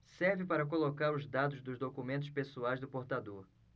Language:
Portuguese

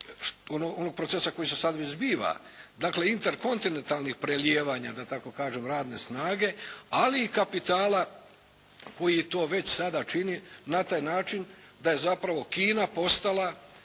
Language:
Croatian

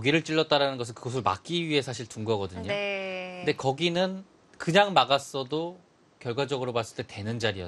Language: Korean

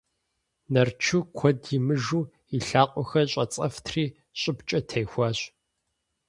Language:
Kabardian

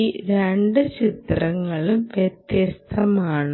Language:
Malayalam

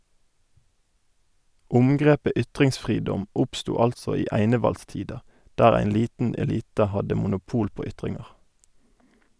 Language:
Norwegian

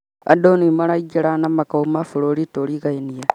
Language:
Kikuyu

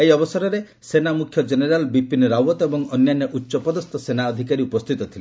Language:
Odia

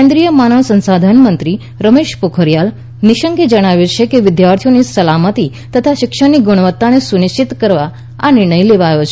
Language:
Gujarati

